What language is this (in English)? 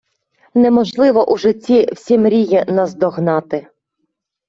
Ukrainian